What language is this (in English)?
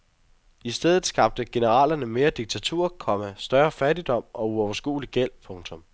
Danish